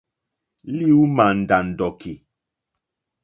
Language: Mokpwe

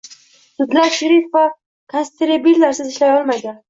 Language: Uzbek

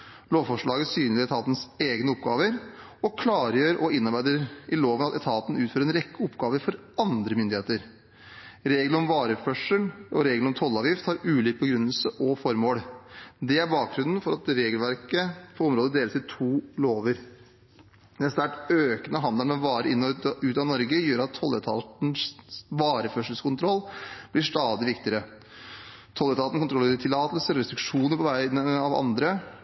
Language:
Norwegian Bokmål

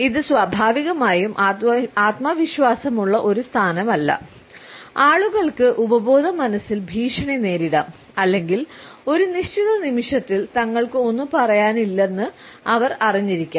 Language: Malayalam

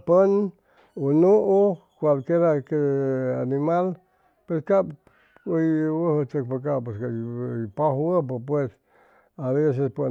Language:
Chimalapa Zoque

